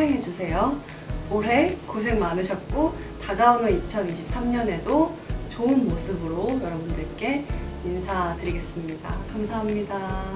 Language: Korean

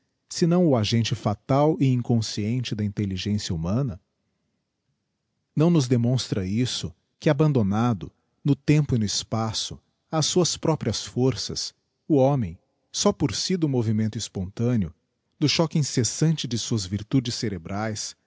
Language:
Portuguese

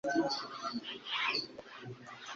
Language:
Kinyarwanda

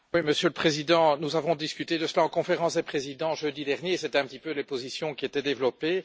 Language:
French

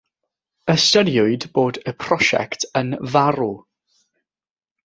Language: Welsh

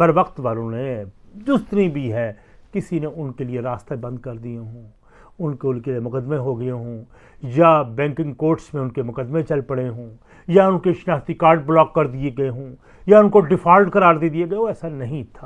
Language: Urdu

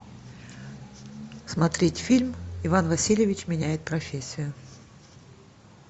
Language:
Russian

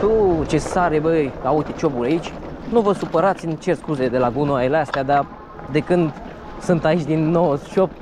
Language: Romanian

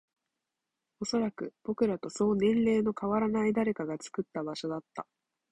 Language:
Japanese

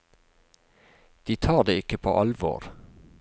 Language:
Norwegian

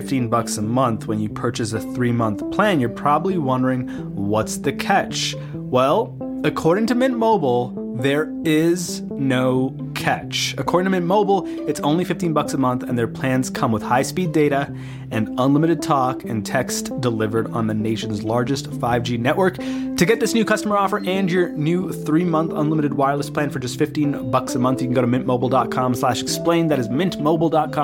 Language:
English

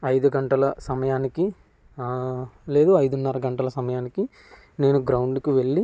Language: Telugu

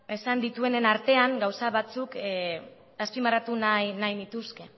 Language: Basque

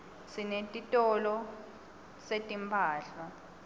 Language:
Swati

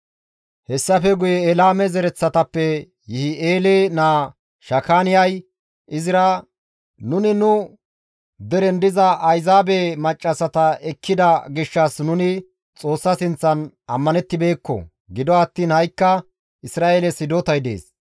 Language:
Gamo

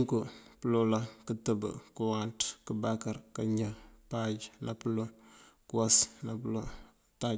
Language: Mandjak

